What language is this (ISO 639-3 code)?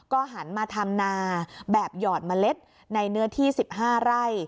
tha